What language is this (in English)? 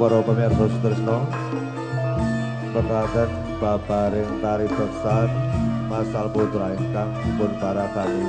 Indonesian